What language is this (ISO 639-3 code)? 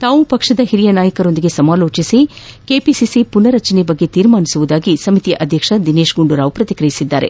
kan